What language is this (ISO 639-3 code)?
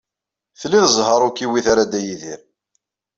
kab